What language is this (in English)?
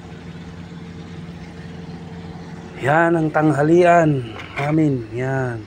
Filipino